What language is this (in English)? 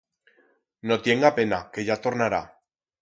Aragonese